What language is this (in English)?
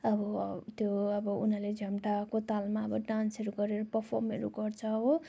Nepali